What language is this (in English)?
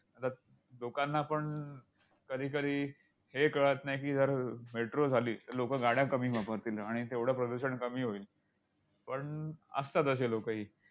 Marathi